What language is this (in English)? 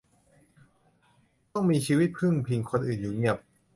Thai